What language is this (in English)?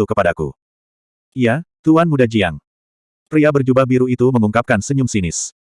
Indonesian